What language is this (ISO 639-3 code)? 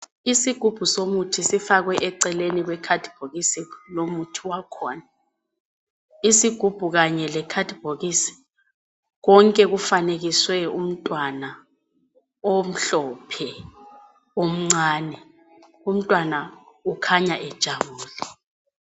nde